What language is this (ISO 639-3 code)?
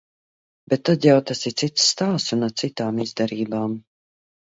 lav